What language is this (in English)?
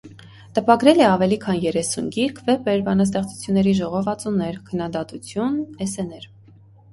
Armenian